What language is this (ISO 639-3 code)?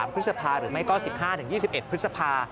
tha